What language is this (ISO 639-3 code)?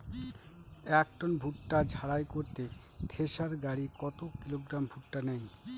ben